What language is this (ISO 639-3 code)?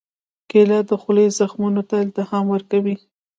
pus